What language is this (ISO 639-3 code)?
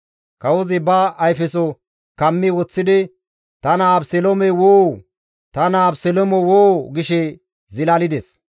gmv